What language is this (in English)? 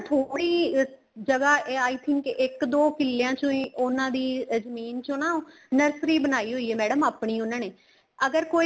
Punjabi